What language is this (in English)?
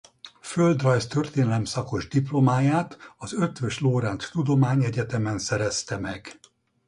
Hungarian